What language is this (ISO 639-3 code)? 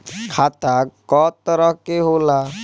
bho